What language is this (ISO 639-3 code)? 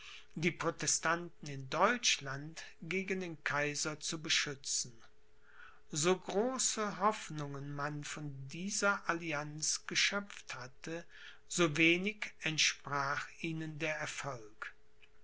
deu